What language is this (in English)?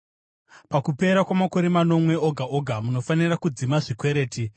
Shona